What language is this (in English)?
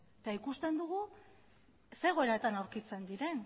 Basque